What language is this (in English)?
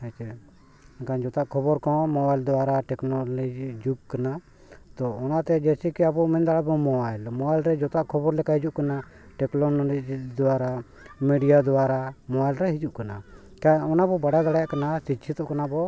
Santali